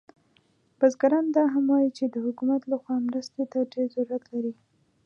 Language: Pashto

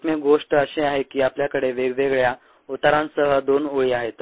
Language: Marathi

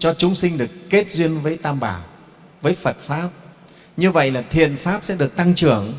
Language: Vietnamese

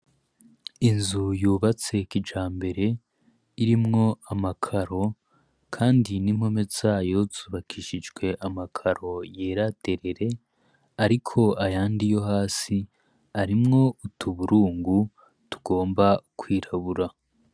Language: Rundi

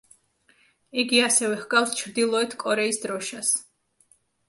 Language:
Georgian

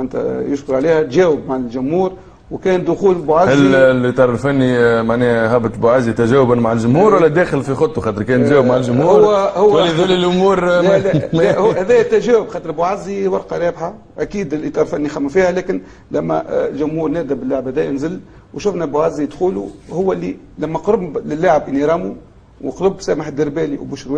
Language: Arabic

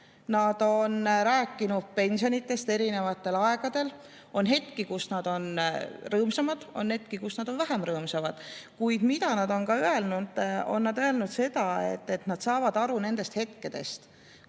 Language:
Estonian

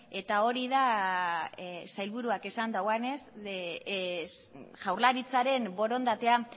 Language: Basque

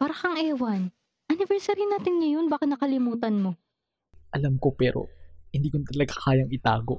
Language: Filipino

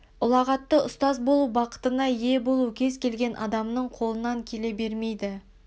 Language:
Kazakh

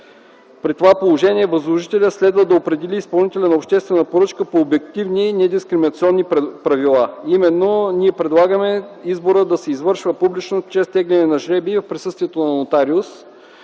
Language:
Bulgarian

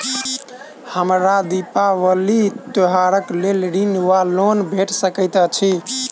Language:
Maithili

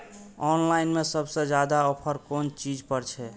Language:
Maithili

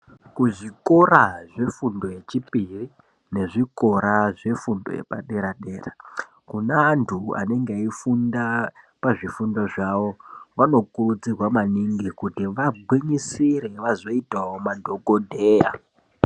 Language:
Ndau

